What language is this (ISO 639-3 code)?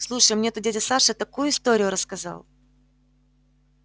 rus